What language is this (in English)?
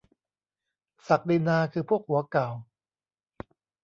Thai